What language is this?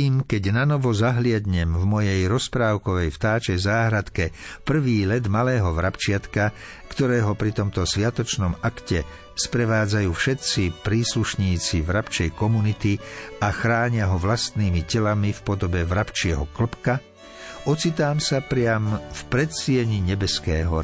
Slovak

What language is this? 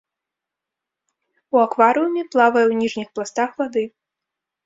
Belarusian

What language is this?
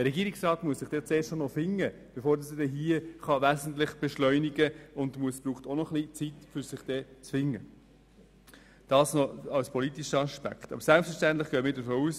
Swiss German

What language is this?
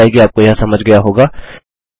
Hindi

